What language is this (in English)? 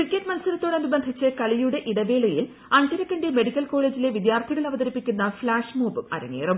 Malayalam